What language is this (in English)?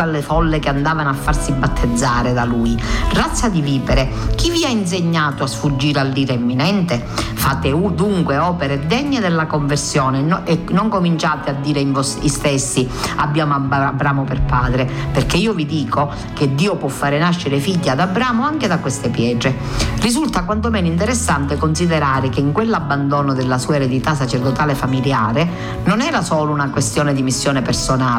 Italian